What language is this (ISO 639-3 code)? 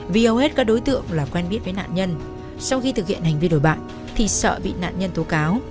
vie